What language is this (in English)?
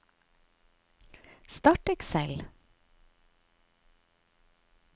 Norwegian